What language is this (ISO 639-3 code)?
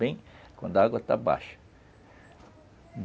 por